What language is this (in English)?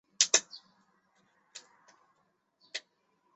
Chinese